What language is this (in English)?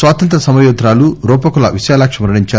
Telugu